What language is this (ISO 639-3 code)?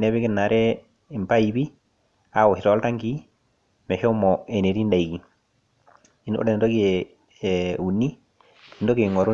mas